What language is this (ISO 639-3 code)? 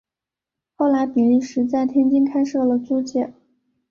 zho